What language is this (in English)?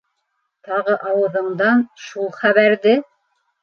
Bashkir